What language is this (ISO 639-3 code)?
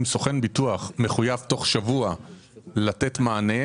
heb